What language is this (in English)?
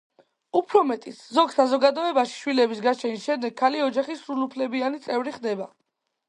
Georgian